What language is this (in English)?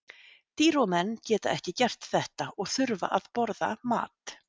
Icelandic